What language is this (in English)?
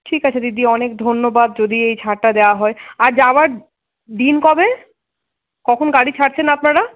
Bangla